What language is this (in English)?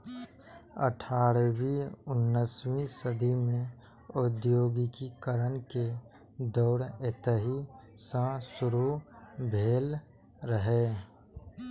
Maithili